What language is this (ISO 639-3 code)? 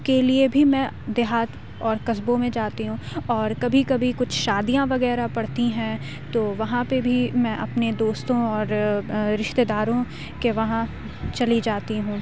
urd